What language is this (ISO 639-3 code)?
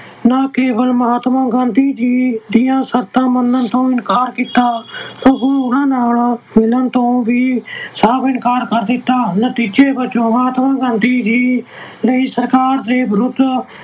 pan